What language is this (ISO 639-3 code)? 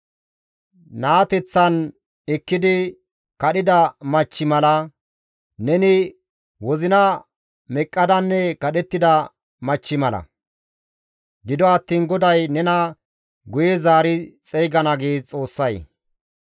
gmv